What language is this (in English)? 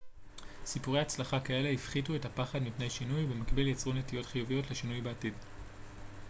Hebrew